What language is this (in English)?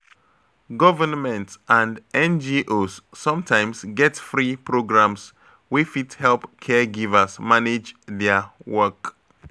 Nigerian Pidgin